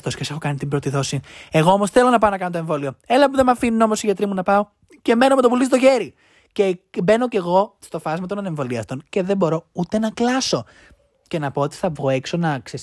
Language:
Greek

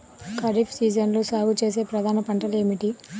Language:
Telugu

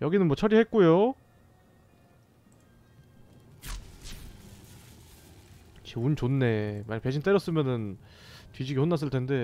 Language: Korean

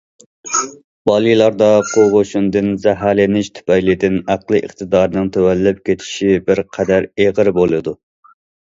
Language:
Uyghur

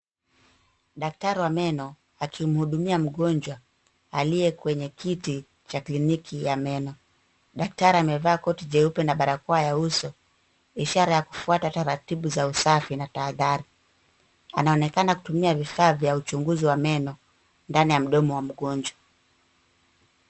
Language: Swahili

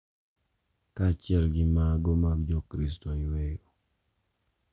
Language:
Luo (Kenya and Tanzania)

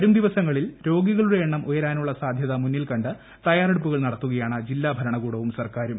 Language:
Malayalam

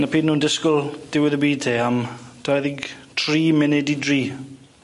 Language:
Welsh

